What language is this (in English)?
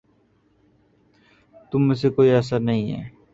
Urdu